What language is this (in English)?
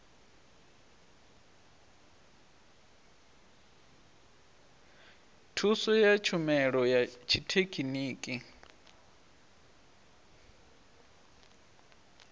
Venda